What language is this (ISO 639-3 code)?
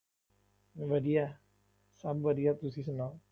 pan